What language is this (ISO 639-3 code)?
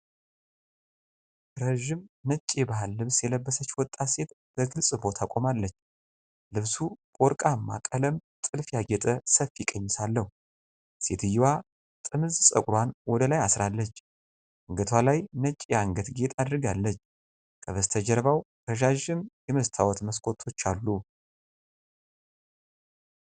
amh